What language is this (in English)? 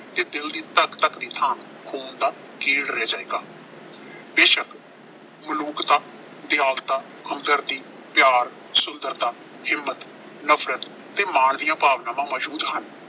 Punjabi